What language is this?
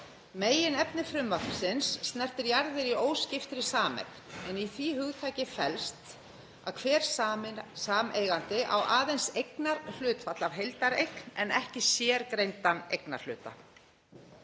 Icelandic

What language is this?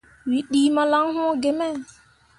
Mundang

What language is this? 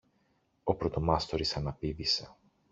Greek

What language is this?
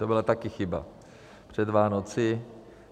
Czech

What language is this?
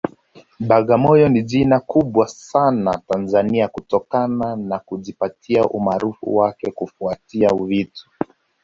Swahili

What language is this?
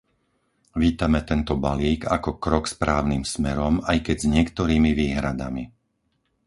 Slovak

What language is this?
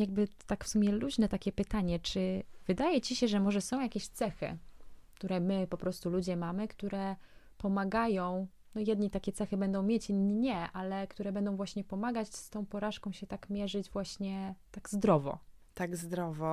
Polish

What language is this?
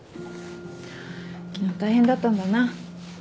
Japanese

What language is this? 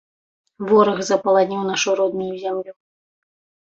Belarusian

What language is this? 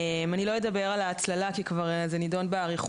Hebrew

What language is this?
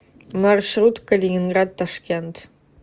Russian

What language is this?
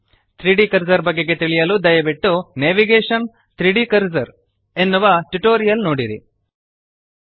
Kannada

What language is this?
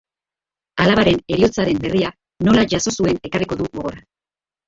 Basque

